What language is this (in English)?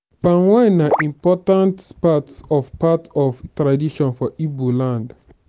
Nigerian Pidgin